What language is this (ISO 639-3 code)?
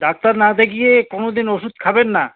ben